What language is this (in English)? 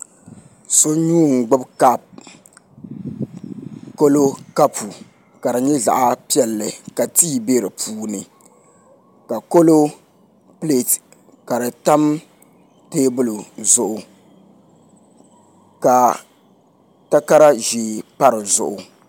Dagbani